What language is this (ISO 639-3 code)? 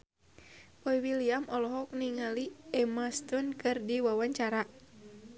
sun